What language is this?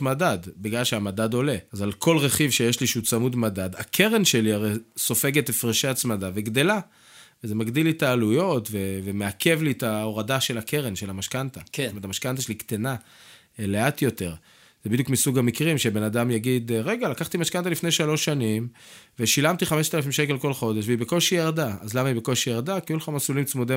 Hebrew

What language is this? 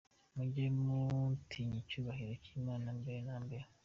Kinyarwanda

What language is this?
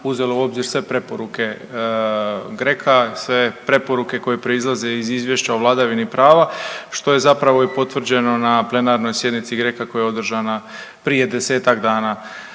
Croatian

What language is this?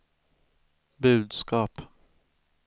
Swedish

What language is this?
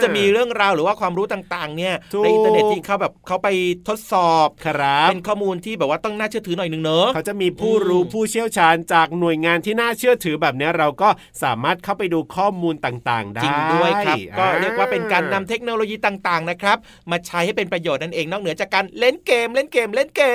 Thai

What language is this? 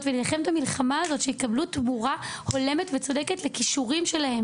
Hebrew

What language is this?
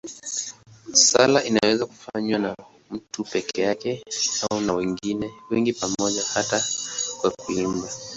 Swahili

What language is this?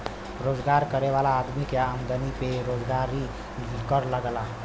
Bhojpuri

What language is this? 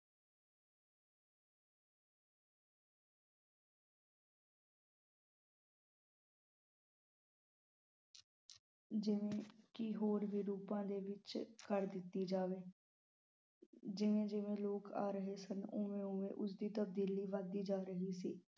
Punjabi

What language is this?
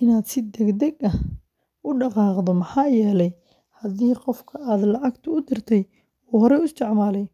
Somali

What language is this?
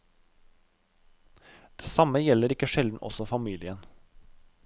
Norwegian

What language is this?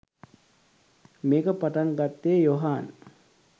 Sinhala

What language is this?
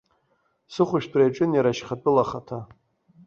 Abkhazian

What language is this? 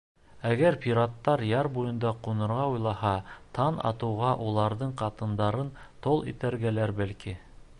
Bashkir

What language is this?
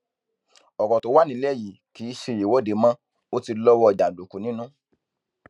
Yoruba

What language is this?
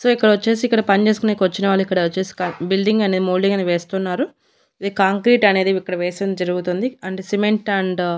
Telugu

